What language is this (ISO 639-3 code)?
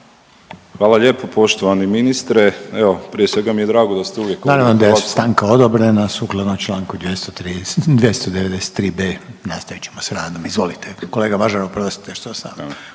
hrv